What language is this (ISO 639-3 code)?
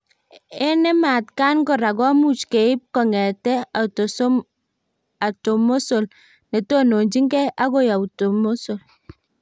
kln